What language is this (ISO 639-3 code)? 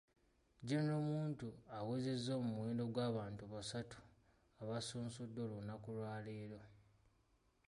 lug